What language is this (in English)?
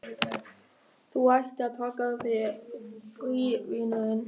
Icelandic